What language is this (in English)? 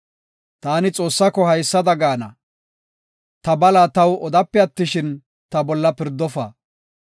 Gofa